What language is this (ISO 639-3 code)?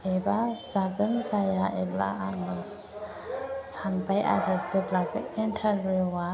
brx